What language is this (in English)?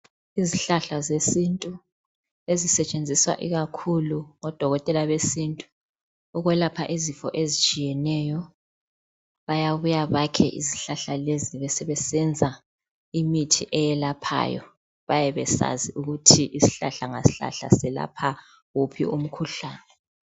North Ndebele